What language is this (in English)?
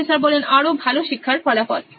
Bangla